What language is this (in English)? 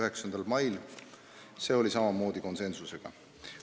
Estonian